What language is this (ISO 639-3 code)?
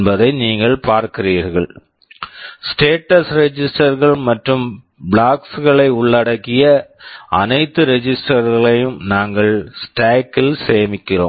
tam